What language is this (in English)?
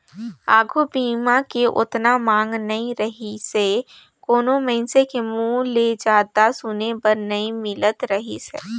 Chhattisgarhi